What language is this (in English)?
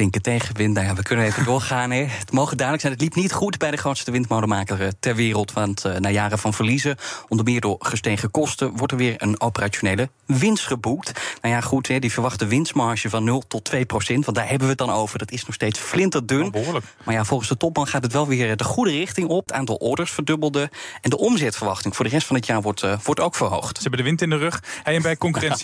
Dutch